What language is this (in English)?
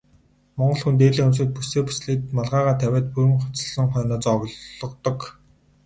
Mongolian